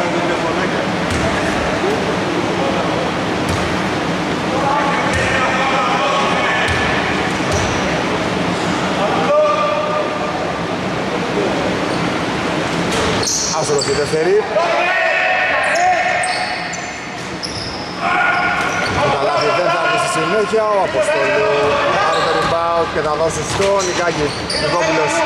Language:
Greek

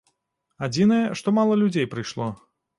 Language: Belarusian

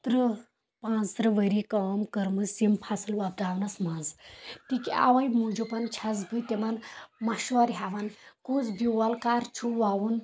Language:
Kashmiri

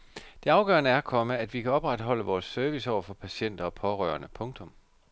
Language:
Danish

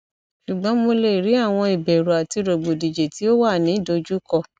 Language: Yoruba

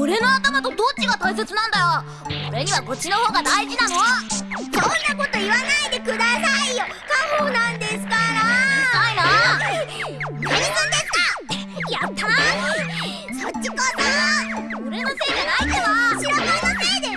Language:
Japanese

